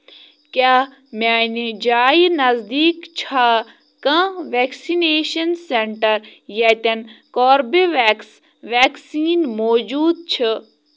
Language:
Kashmiri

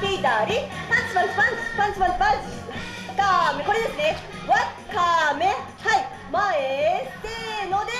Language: Japanese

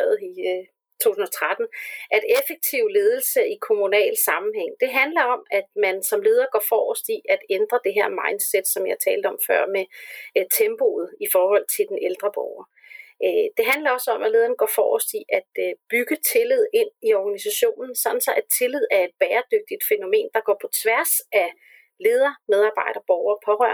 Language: Danish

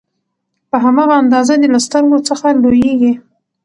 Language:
Pashto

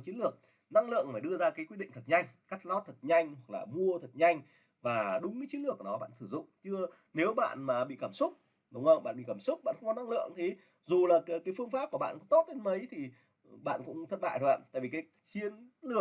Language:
Vietnamese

